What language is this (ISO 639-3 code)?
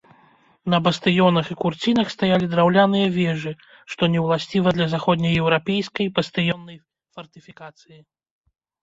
bel